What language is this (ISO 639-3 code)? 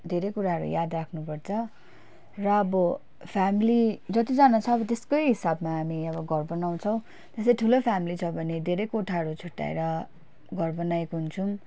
nep